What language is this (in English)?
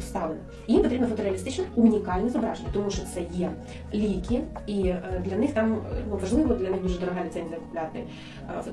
Ukrainian